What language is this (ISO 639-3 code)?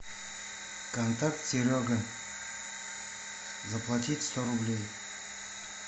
rus